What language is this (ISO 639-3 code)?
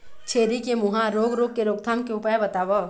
hne